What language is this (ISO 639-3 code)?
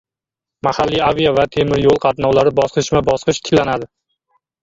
uzb